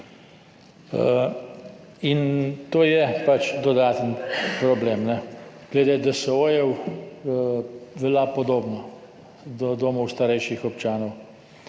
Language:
Slovenian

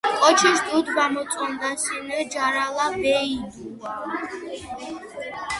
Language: Georgian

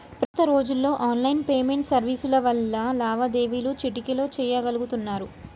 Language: Telugu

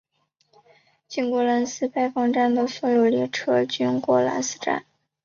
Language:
Chinese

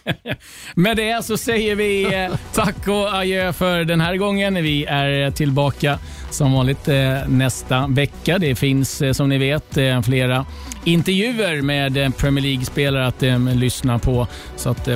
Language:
Swedish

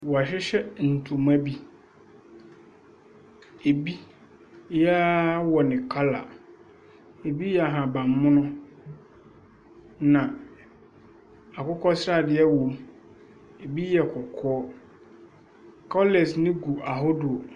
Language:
Akan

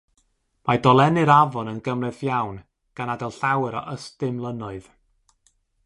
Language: Welsh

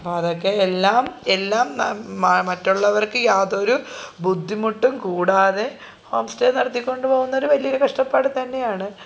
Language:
Malayalam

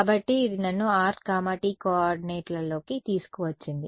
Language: Telugu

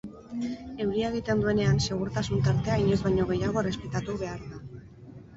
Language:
Basque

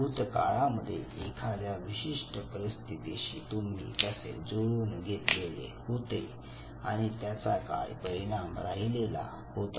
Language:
Marathi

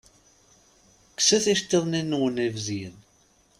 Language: Kabyle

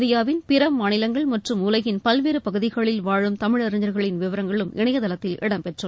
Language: Tamil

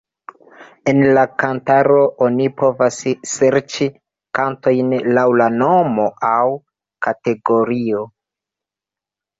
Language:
Esperanto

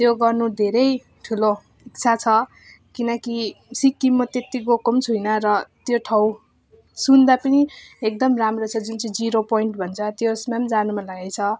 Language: Nepali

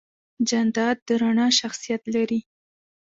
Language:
Pashto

